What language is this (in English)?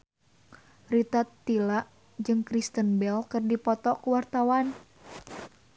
Sundanese